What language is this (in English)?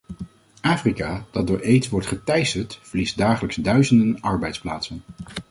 Dutch